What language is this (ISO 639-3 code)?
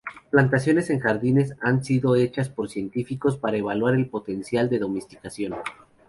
spa